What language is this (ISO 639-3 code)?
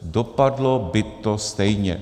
ces